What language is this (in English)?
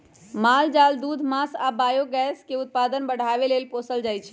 Magahi